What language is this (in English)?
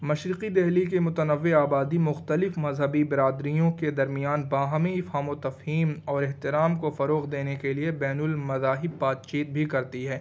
Urdu